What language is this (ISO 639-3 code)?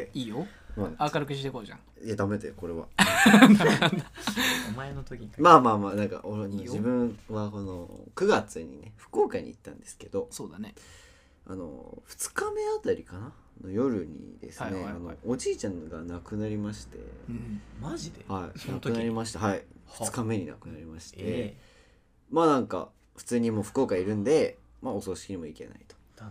jpn